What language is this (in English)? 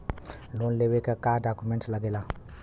Bhojpuri